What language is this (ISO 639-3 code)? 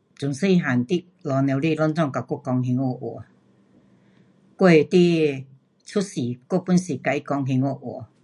cpx